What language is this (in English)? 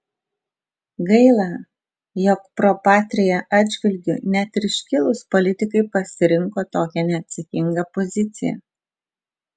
Lithuanian